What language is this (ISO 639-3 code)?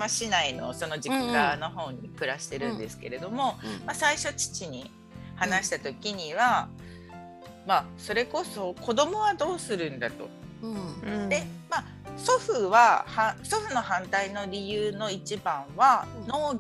jpn